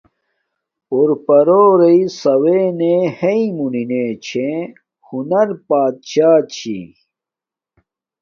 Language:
Domaaki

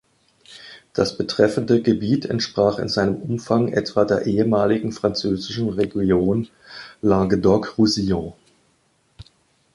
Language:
German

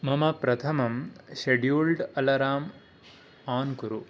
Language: Sanskrit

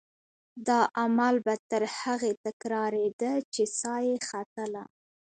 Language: Pashto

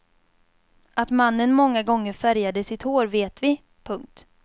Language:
Swedish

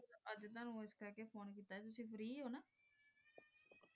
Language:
Punjabi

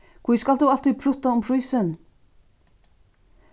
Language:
Faroese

